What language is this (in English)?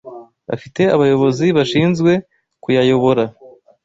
Kinyarwanda